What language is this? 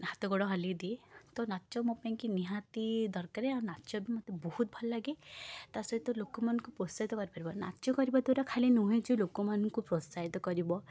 Odia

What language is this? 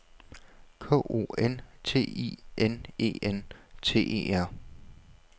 Danish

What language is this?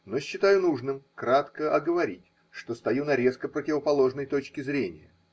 Russian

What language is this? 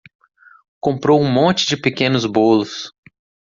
Portuguese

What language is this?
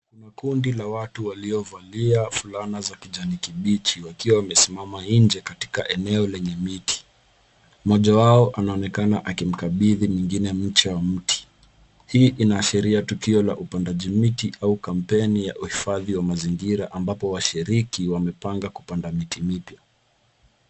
Swahili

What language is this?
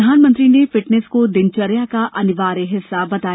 Hindi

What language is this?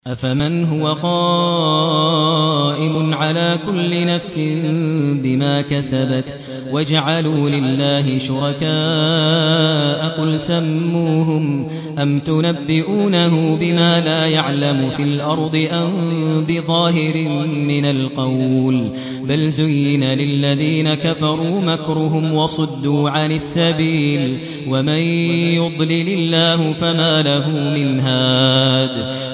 Arabic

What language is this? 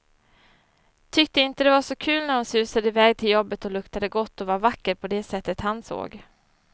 Swedish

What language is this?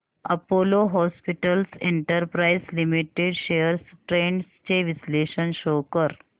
Marathi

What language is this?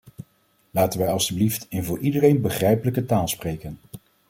Dutch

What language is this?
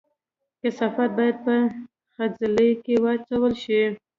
Pashto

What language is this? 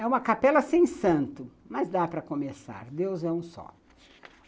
Portuguese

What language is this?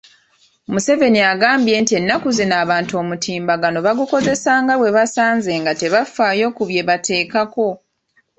Ganda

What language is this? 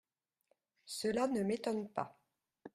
French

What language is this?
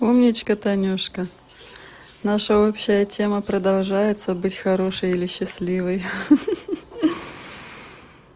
Russian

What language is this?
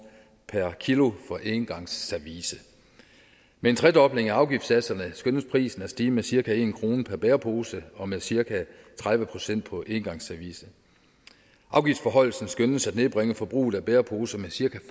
Danish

